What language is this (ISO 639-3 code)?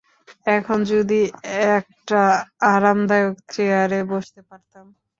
ben